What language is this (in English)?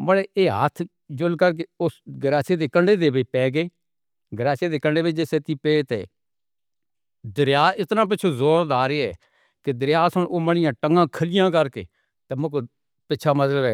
Northern Hindko